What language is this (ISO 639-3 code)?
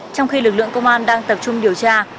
vie